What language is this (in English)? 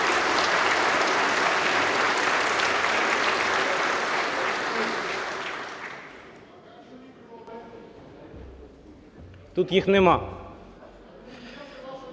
Ukrainian